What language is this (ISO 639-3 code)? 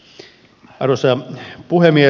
fin